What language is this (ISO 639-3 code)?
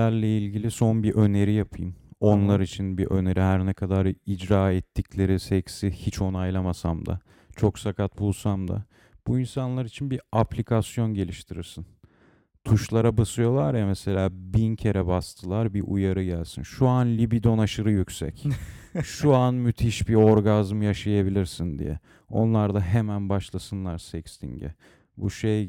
tur